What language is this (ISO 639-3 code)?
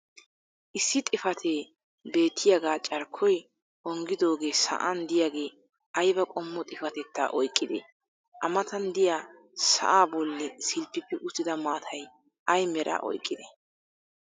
wal